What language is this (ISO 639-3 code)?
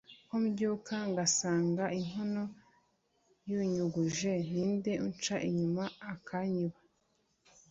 kin